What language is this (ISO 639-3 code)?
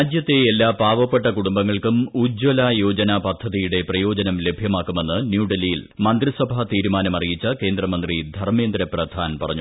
mal